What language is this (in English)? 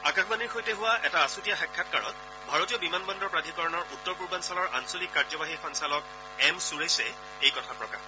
Assamese